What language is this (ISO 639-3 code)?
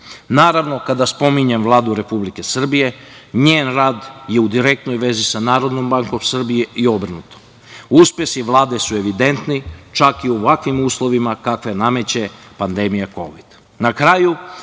srp